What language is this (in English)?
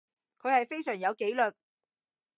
Cantonese